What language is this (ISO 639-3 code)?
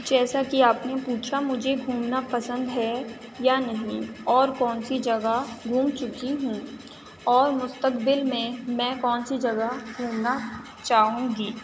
urd